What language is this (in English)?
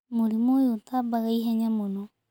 Kikuyu